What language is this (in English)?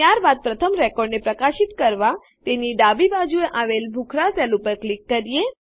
Gujarati